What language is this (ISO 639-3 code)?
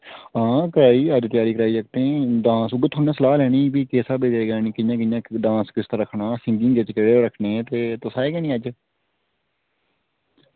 doi